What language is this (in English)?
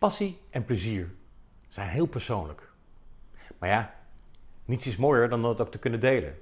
Dutch